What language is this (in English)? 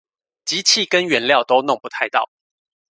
Chinese